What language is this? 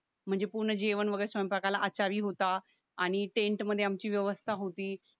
Marathi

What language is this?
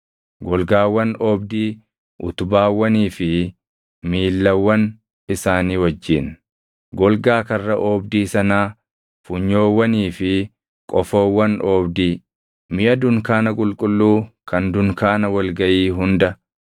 Oromo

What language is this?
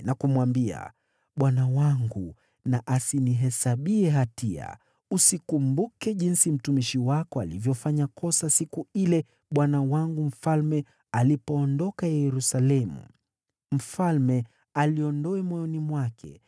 Swahili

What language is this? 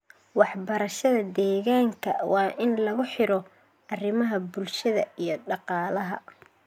Somali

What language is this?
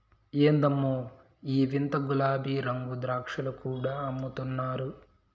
Telugu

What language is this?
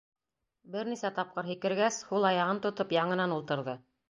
Bashkir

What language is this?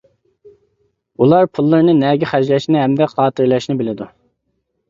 Uyghur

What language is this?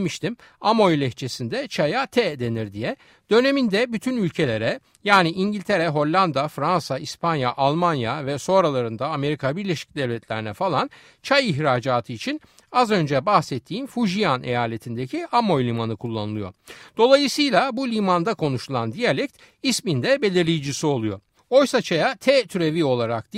Turkish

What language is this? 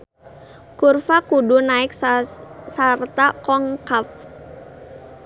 Sundanese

